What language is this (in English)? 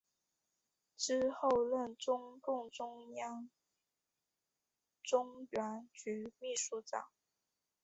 Chinese